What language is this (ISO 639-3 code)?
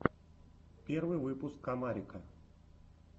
rus